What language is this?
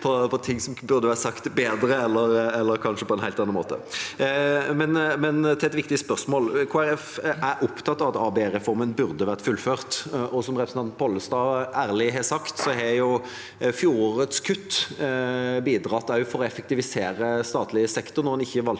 Norwegian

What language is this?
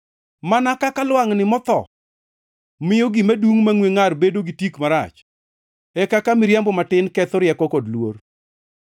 Luo (Kenya and Tanzania)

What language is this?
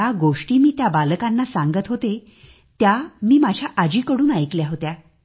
Marathi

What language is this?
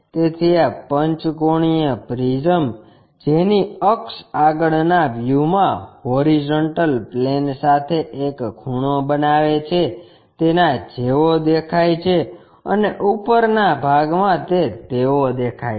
Gujarati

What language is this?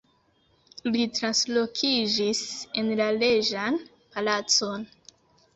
Esperanto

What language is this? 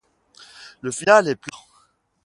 French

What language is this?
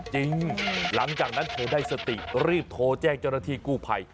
Thai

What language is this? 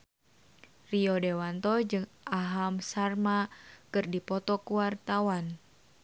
Sundanese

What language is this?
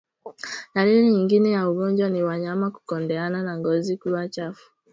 Swahili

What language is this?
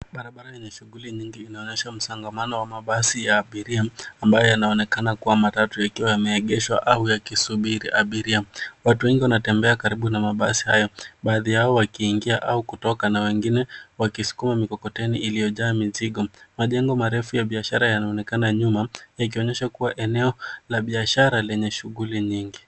Swahili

